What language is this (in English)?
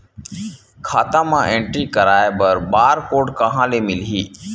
Chhattisgarhi